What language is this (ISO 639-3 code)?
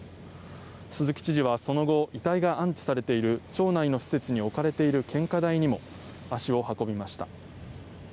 jpn